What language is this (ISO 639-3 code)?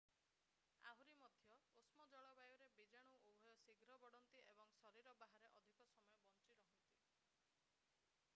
ori